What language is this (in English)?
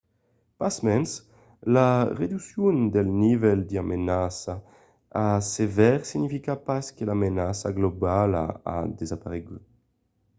Occitan